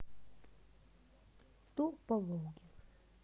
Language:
Russian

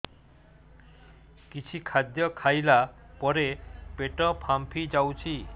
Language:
Odia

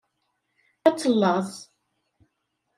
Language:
Kabyle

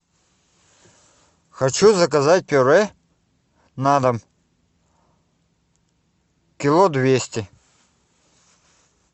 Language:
Russian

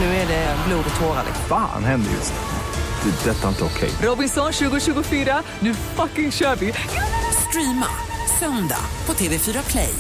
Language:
Swedish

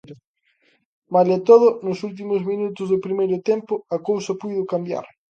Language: Galician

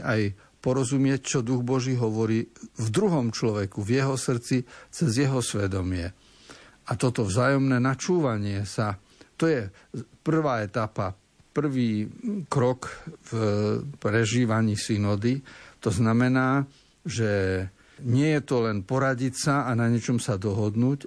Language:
Slovak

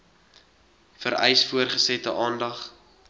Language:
Afrikaans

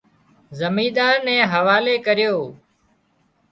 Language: Wadiyara Koli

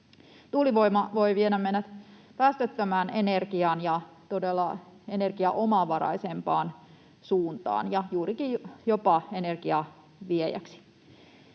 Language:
Finnish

